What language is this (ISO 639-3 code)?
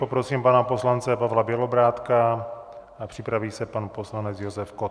ces